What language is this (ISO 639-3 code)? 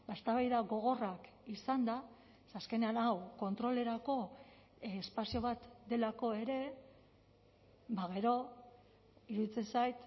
eus